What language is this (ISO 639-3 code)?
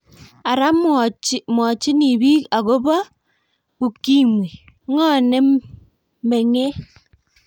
kln